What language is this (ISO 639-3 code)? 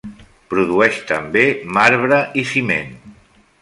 cat